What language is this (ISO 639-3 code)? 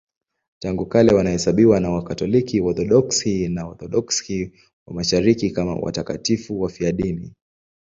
swa